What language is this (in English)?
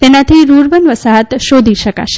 Gujarati